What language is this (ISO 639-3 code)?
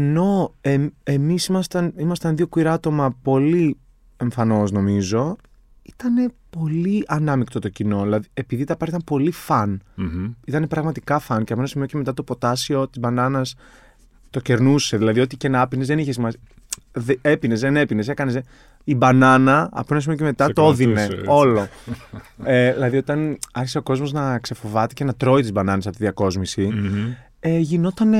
ell